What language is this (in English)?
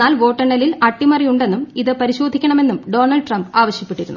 Malayalam